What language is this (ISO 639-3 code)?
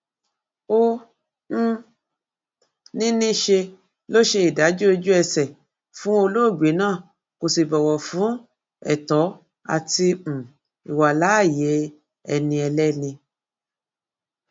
yor